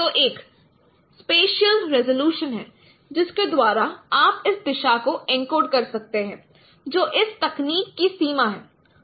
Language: Hindi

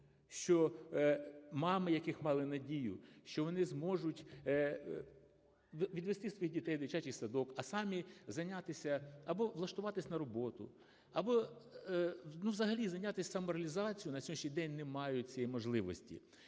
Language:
Ukrainian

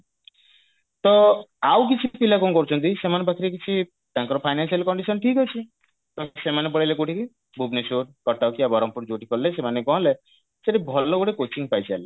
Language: Odia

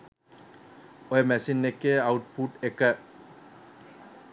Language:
Sinhala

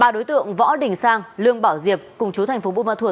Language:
Vietnamese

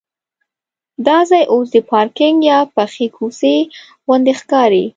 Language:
Pashto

